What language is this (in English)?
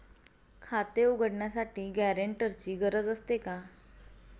Marathi